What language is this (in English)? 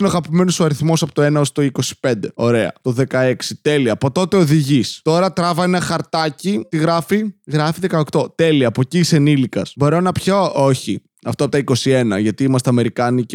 Greek